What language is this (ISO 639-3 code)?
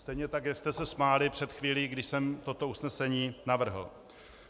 ces